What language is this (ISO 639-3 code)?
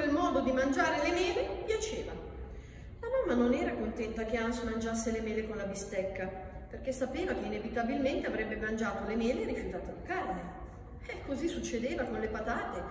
ita